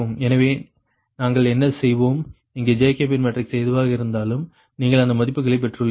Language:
Tamil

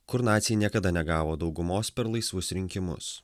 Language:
Lithuanian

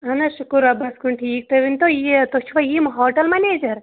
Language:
Kashmiri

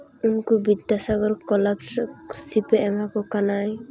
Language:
Santali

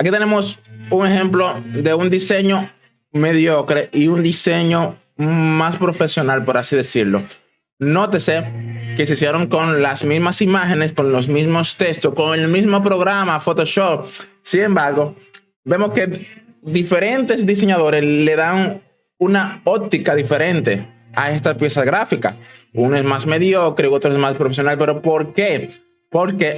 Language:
Spanish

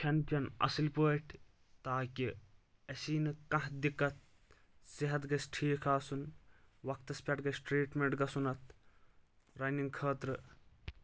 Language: Kashmiri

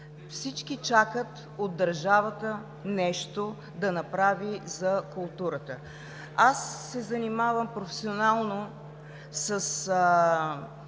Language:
Bulgarian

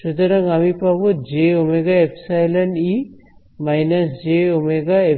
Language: Bangla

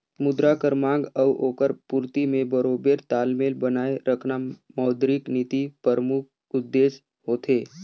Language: Chhattisgarhi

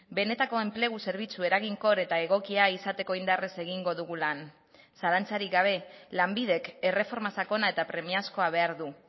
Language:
Basque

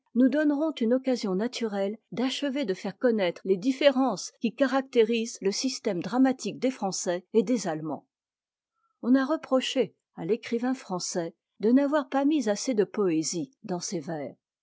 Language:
French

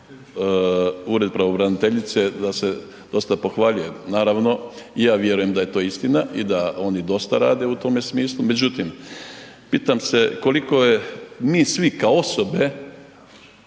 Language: Croatian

